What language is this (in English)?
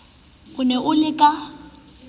Southern Sotho